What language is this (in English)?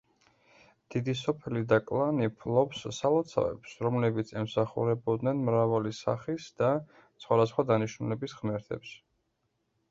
Georgian